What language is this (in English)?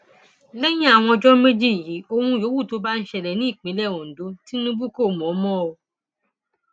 Yoruba